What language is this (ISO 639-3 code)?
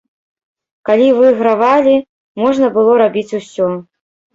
bel